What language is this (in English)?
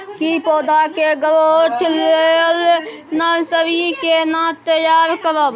Maithili